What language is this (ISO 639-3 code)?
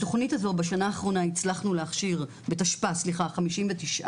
heb